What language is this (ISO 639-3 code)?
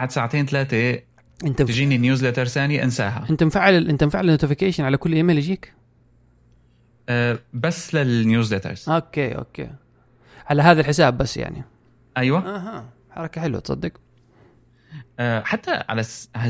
ara